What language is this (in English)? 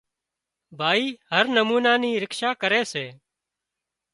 Wadiyara Koli